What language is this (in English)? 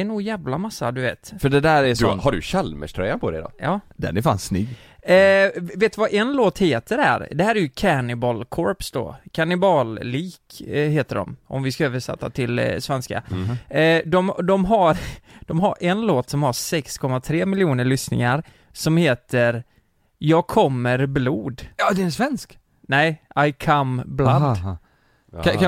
Swedish